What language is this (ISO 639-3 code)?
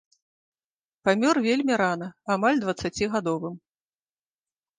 bel